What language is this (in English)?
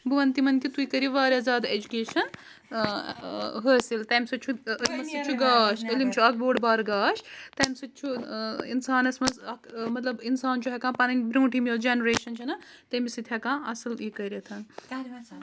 Kashmiri